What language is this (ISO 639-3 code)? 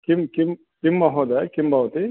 san